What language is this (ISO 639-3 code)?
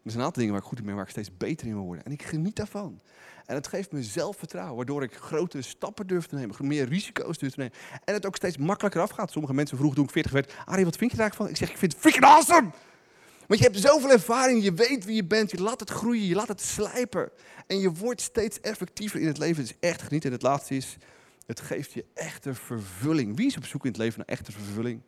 nld